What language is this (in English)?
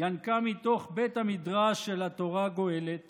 Hebrew